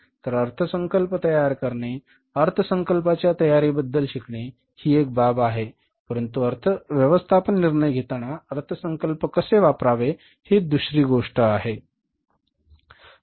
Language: Marathi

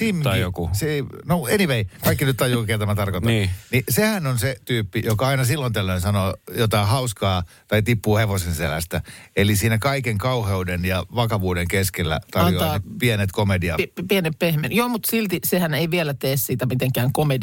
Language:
Finnish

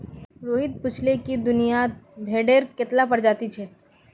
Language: Magahi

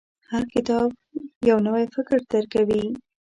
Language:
Pashto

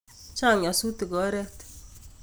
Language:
Kalenjin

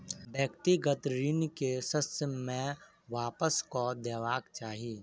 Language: Maithili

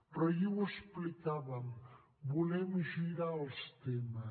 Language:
Catalan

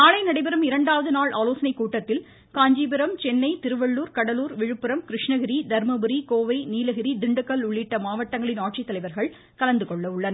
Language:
Tamil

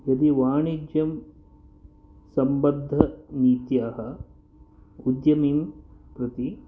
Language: Sanskrit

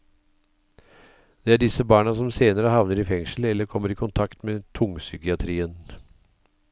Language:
Norwegian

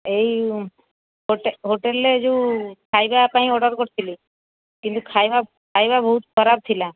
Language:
Odia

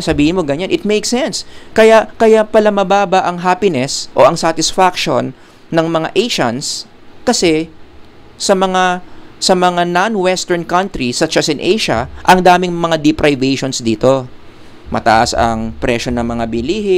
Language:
Filipino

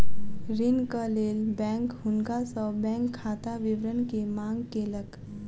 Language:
Maithili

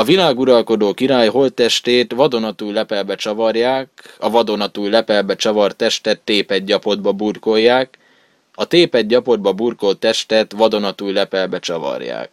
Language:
Hungarian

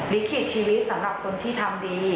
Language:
Thai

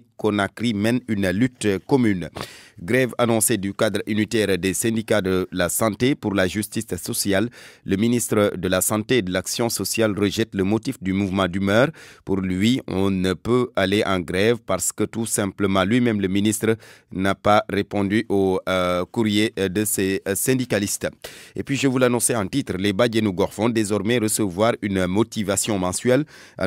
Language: French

